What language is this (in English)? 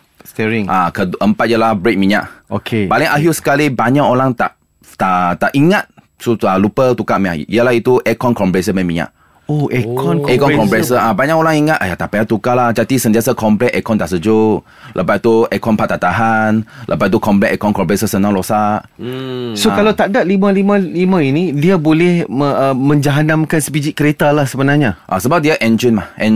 Malay